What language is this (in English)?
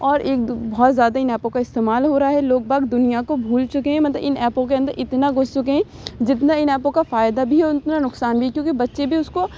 Urdu